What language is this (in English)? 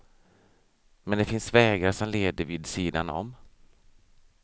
Swedish